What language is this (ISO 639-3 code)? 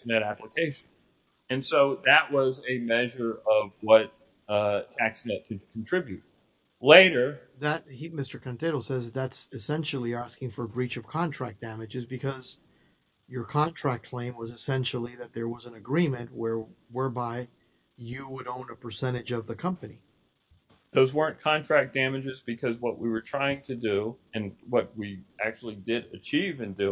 eng